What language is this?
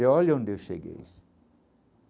Portuguese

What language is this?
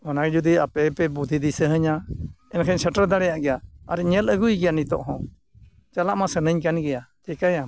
Santali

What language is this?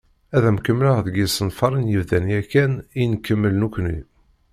Kabyle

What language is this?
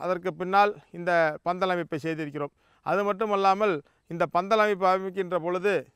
Korean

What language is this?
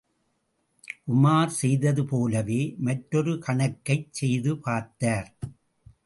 Tamil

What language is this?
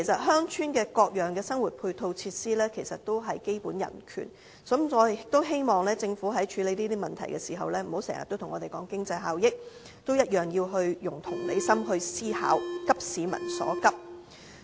Cantonese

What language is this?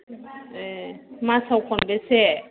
Bodo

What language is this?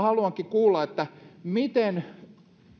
Finnish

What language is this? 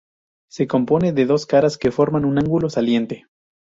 Spanish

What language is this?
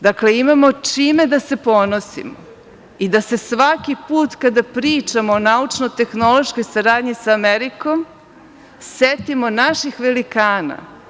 Serbian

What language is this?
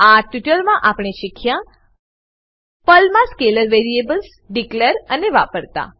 Gujarati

